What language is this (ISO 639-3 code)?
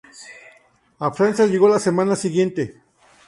spa